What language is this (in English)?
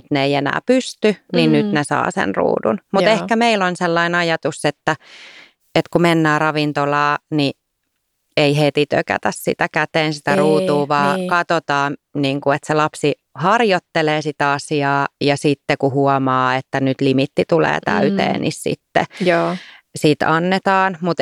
Finnish